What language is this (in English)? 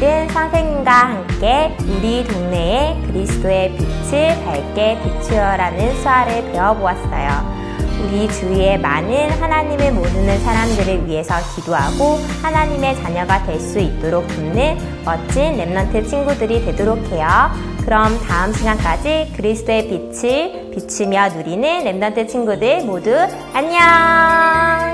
Korean